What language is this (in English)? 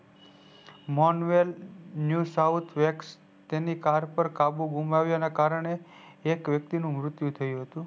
Gujarati